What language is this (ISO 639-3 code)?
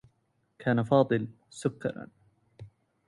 ara